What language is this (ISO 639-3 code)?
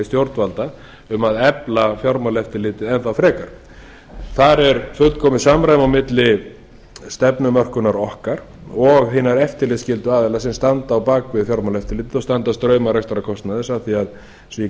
isl